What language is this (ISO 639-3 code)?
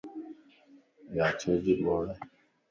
lss